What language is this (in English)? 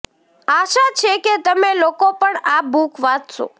Gujarati